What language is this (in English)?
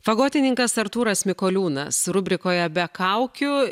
Lithuanian